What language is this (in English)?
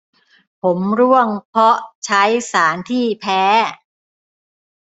Thai